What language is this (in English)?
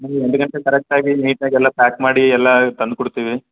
Kannada